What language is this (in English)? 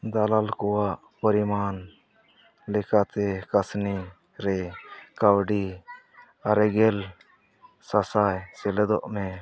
Santali